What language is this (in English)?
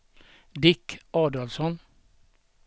Swedish